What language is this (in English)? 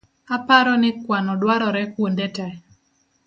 Luo (Kenya and Tanzania)